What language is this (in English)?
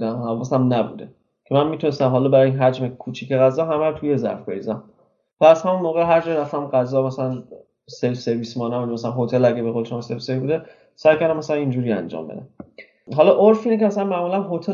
Persian